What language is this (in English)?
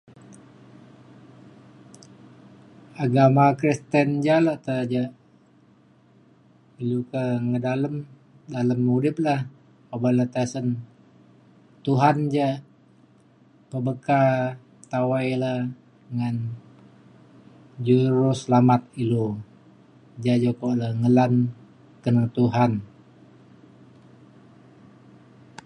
Mainstream Kenyah